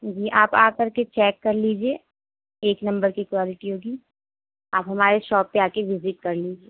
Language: Urdu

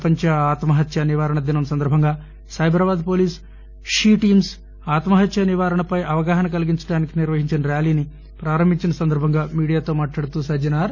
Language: Telugu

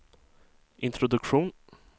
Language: Swedish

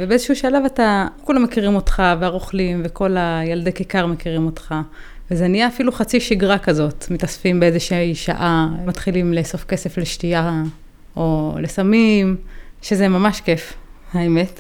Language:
Hebrew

